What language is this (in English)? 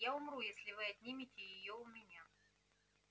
Russian